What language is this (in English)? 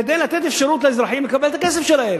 Hebrew